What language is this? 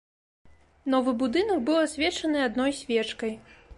Belarusian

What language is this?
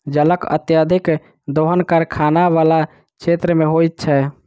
Maithili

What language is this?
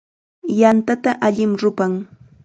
Chiquián Ancash Quechua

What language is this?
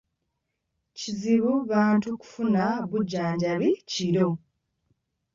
Ganda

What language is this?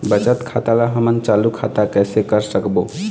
Chhattisgarhi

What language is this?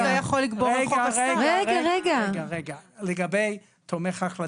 Hebrew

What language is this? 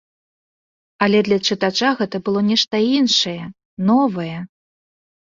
Belarusian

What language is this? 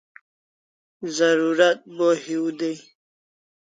Kalasha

